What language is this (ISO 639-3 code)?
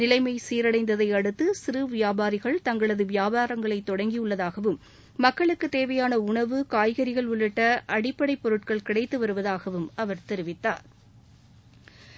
tam